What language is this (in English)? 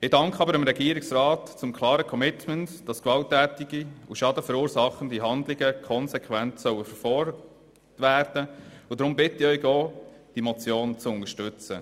Swiss German